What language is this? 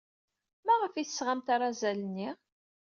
Kabyle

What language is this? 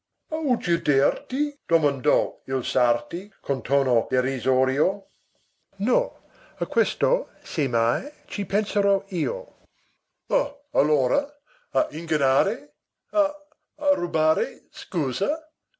Italian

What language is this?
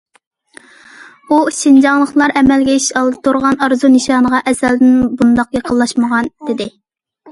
Uyghur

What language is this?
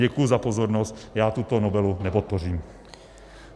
Czech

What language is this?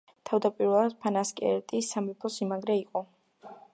Georgian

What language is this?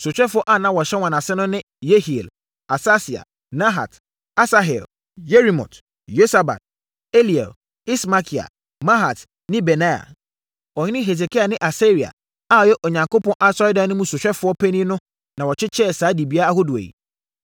Akan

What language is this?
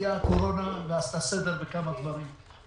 Hebrew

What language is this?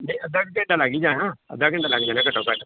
Punjabi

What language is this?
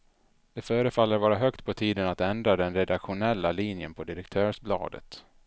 Swedish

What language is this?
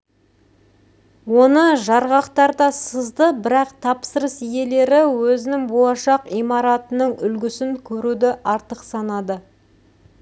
Kazakh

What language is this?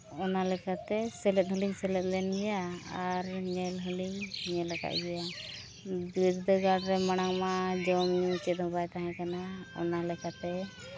Santali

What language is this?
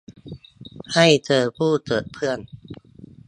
Thai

